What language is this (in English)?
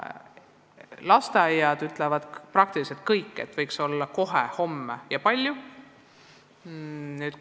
Estonian